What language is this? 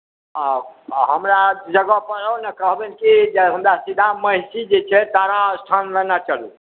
Maithili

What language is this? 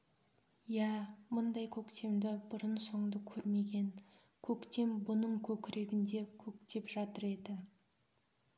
Kazakh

